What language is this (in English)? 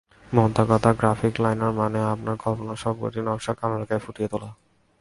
Bangla